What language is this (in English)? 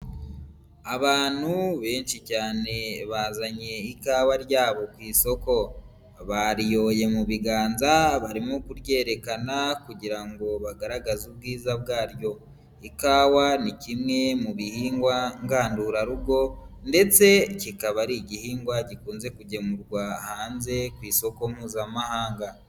Kinyarwanda